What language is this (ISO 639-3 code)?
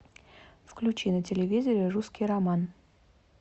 rus